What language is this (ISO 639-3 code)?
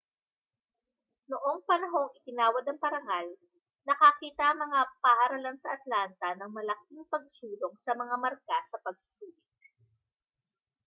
fil